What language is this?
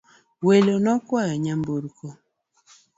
Luo (Kenya and Tanzania)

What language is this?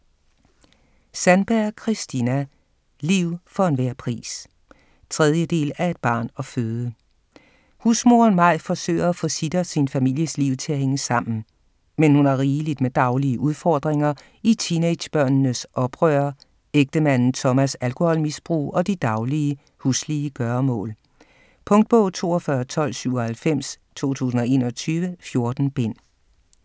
Danish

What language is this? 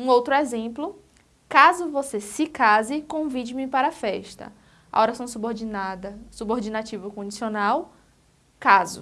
Portuguese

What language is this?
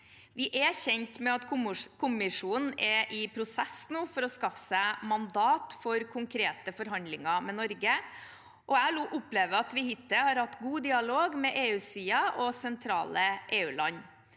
Norwegian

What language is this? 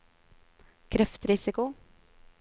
Norwegian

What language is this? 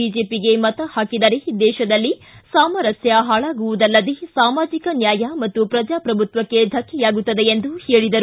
Kannada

